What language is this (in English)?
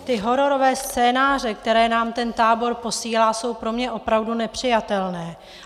Czech